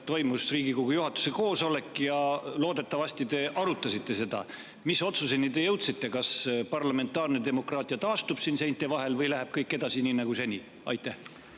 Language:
Estonian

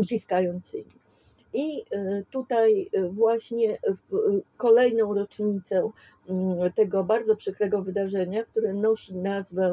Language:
Polish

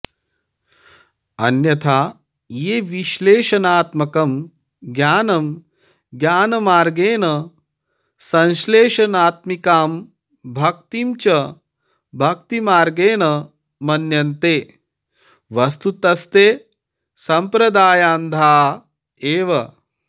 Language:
Sanskrit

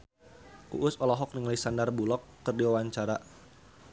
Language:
Sundanese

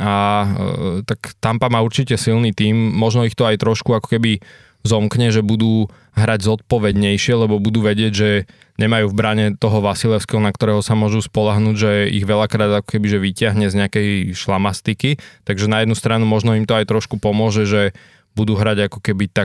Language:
Slovak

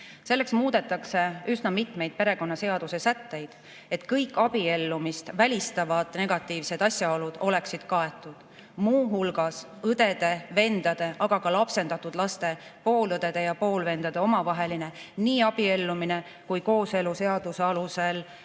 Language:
Estonian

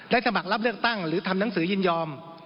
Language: Thai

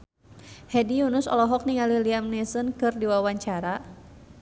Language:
Sundanese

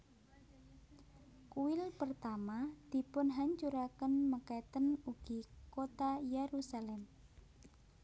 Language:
Javanese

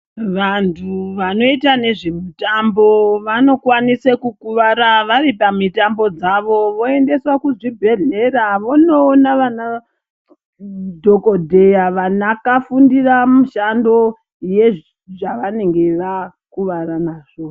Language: Ndau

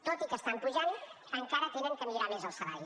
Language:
Catalan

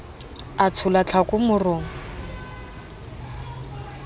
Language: Southern Sotho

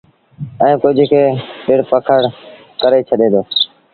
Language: Sindhi Bhil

